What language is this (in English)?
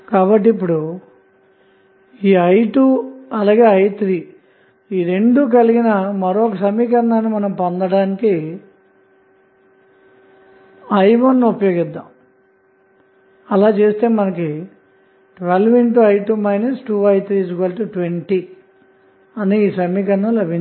Telugu